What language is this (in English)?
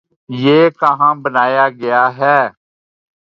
Urdu